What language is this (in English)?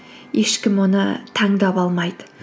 Kazakh